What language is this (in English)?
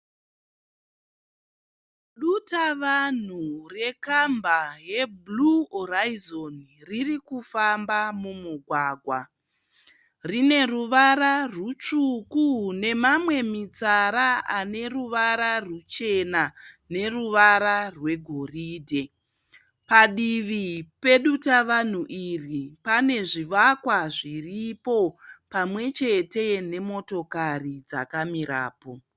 Shona